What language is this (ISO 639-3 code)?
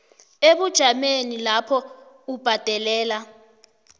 nbl